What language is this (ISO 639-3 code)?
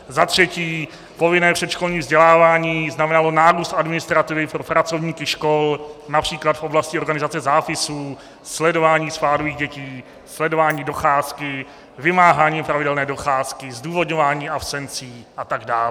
ces